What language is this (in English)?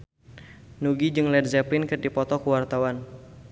Sundanese